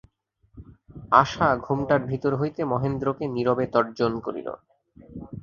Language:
Bangla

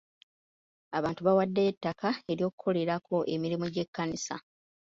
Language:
Ganda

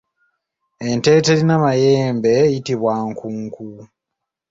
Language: Ganda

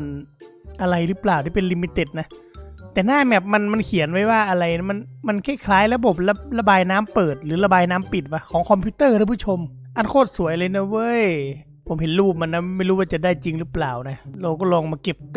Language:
Thai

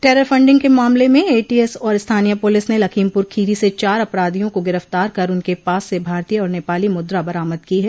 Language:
Hindi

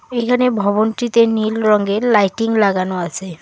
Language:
Bangla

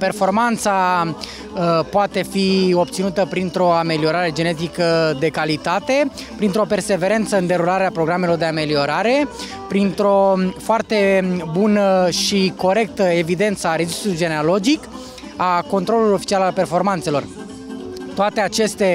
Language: Romanian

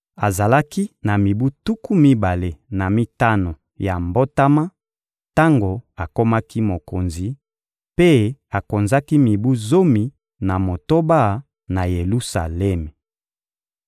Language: Lingala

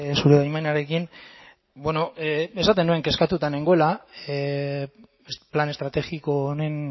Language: Basque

